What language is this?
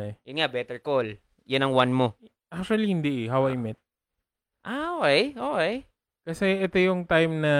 Filipino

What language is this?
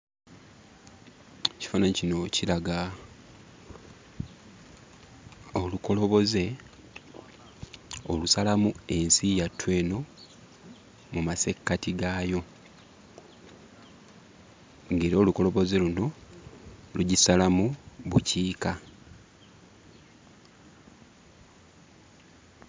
Ganda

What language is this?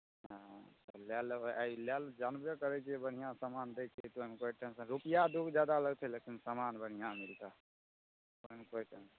Maithili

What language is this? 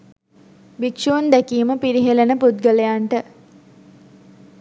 Sinhala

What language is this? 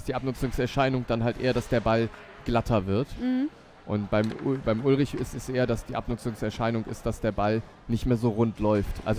German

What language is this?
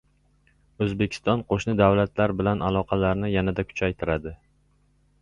Uzbek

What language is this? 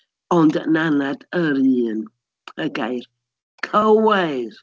Welsh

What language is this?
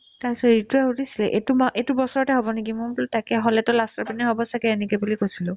Assamese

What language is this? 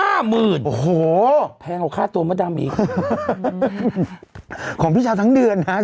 Thai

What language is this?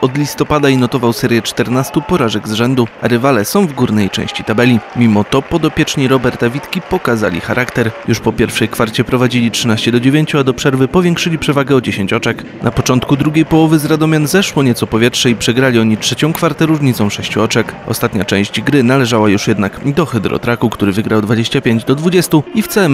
Polish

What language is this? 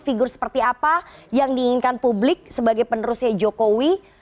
Indonesian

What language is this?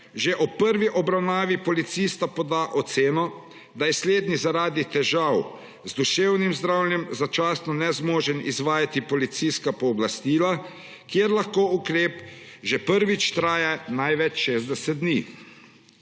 Slovenian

